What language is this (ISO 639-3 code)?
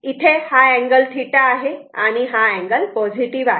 mar